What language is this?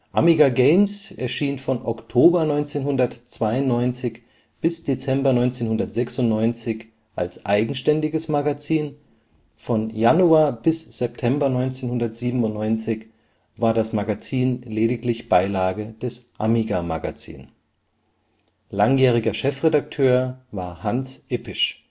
German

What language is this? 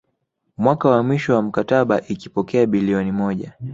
Swahili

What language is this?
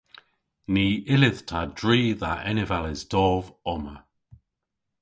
Cornish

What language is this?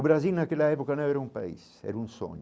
Portuguese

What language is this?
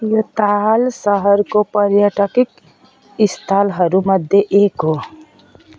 Nepali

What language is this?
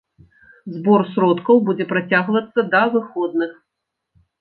Belarusian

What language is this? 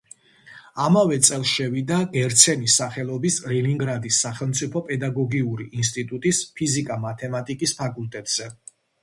Georgian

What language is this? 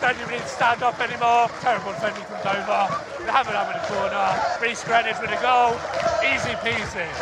English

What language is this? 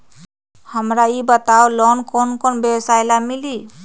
Magahi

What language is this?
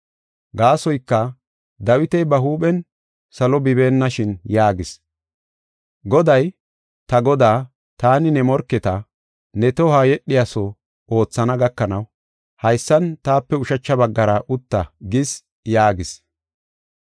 Gofa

